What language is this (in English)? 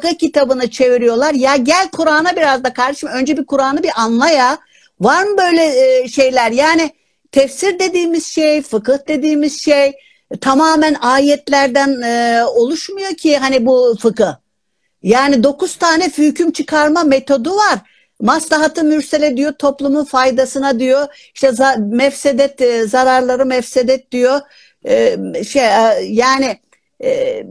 Turkish